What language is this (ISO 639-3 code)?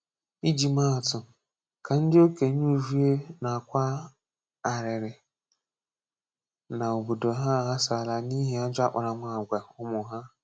ibo